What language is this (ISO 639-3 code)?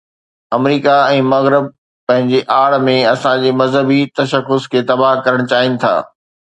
snd